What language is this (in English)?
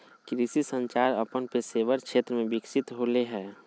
Magahi